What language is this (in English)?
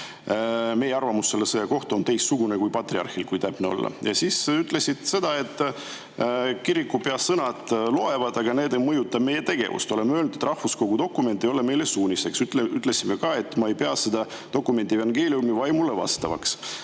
Estonian